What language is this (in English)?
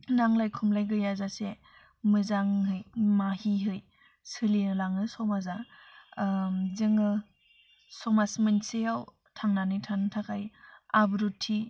Bodo